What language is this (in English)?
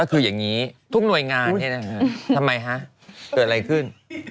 Thai